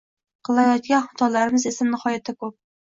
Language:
Uzbek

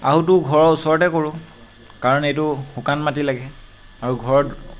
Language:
Assamese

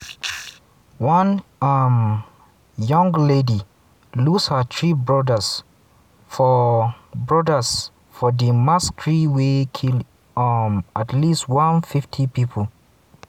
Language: Nigerian Pidgin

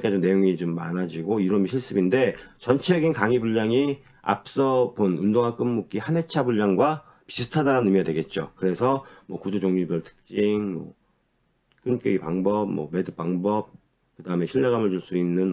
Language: Korean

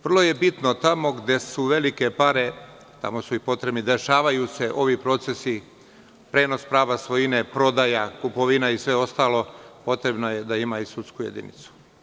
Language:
Serbian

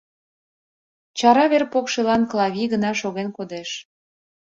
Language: Mari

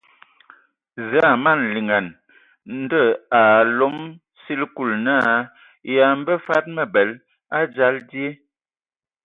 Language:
Ewondo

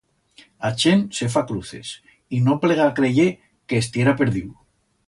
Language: Aragonese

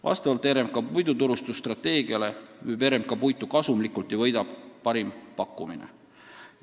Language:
Estonian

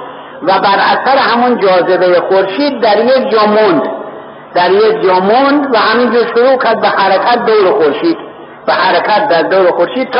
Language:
Persian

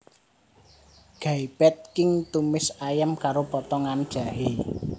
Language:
Javanese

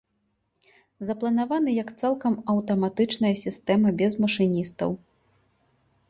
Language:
Belarusian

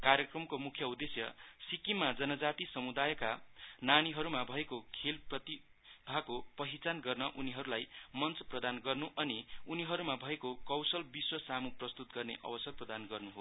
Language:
Nepali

